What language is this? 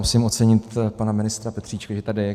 Czech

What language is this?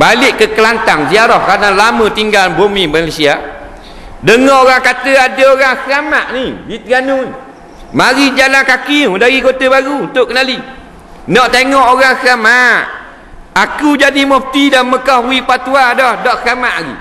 Malay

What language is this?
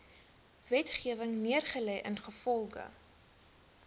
Afrikaans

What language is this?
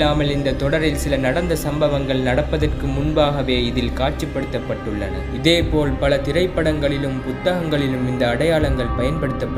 Romanian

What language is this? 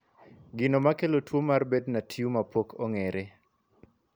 Luo (Kenya and Tanzania)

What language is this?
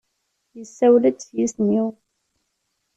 Kabyle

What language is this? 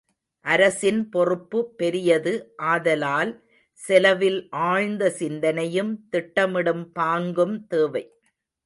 Tamil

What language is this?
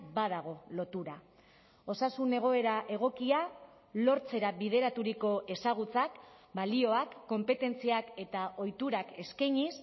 Basque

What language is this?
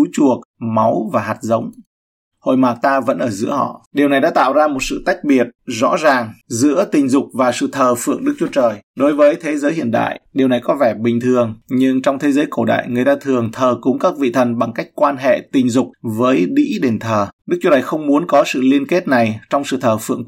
Vietnamese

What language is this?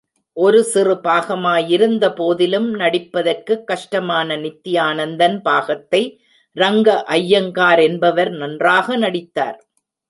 Tamil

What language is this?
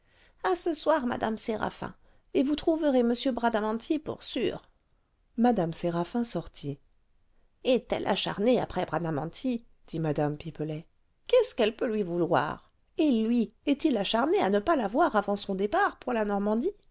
French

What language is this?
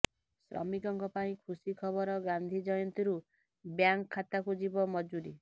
Odia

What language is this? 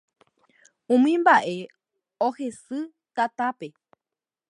Guarani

